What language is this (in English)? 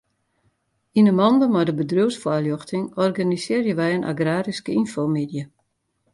Western Frisian